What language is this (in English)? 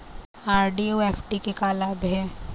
Chhattisgarhi